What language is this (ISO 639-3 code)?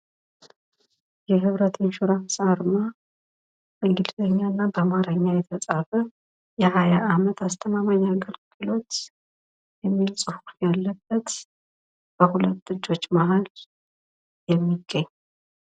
amh